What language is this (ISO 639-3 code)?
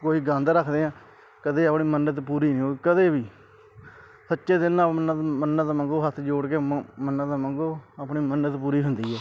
pan